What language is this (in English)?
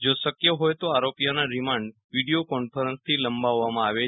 Gujarati